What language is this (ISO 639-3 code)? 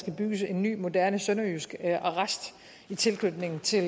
dan